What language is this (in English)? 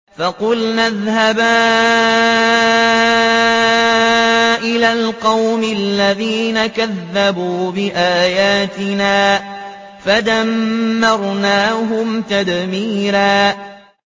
Arabic